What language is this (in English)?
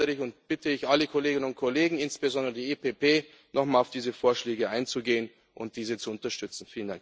German